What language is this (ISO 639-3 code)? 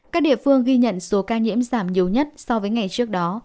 vie